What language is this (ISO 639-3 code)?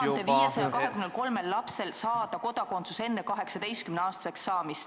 est